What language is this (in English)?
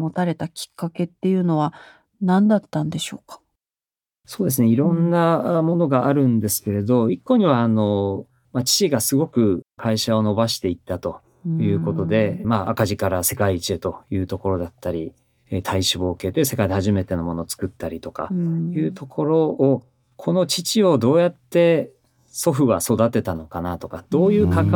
Japanese